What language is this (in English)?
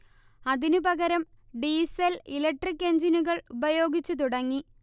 Malayalam